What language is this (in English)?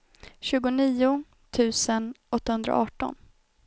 Swedish